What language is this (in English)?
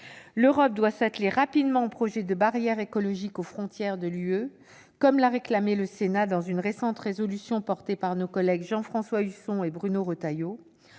French